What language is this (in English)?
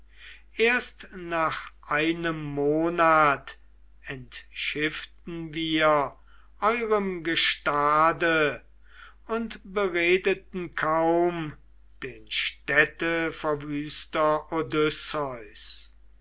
German